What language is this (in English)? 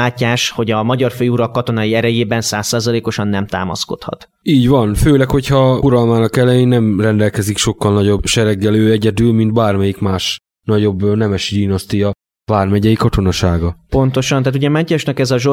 Hungarian